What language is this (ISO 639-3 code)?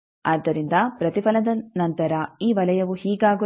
kan